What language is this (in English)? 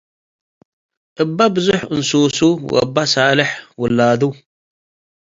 Tigre